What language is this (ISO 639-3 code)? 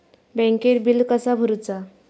mar